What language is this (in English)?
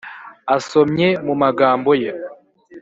Kinyarwanda